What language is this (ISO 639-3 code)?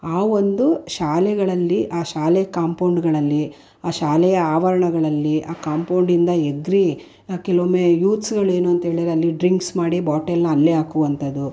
kan